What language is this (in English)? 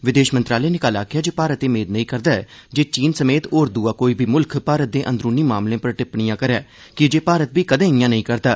Dogri